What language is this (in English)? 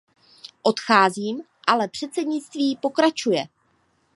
Czech